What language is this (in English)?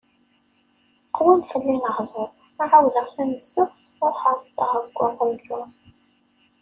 Kabyle